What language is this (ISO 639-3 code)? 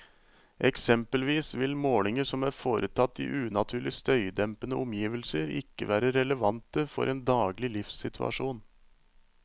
nor